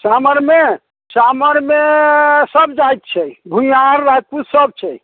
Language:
Maithili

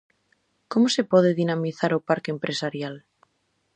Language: Galician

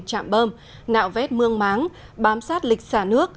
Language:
Vietnamese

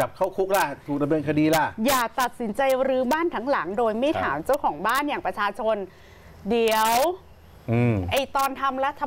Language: Thai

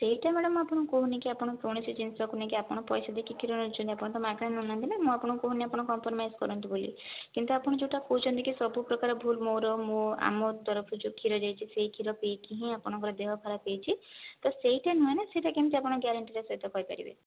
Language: Odia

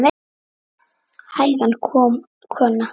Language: Icelandic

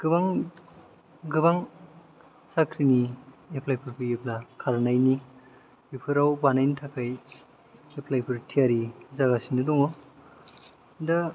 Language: Bodo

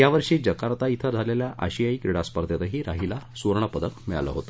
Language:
Marathi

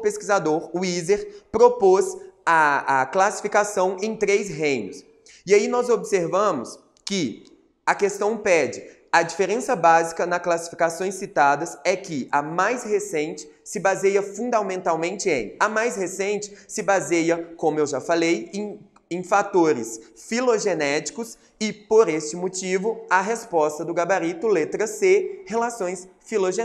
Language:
Portuguese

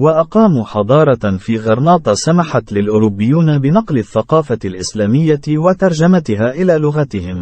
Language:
Arabic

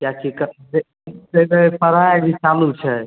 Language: Maithili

